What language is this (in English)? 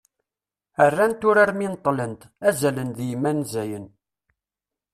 Kabyle